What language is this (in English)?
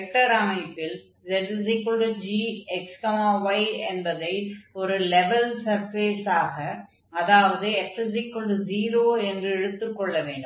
Tamil